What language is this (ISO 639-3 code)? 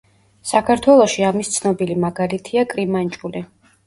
kat